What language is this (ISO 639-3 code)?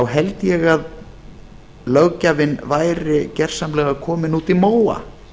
isl